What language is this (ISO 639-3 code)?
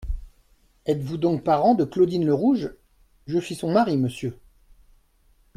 fra